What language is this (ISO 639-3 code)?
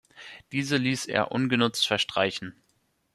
deu